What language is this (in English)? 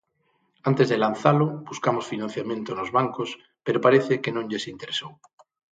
Galician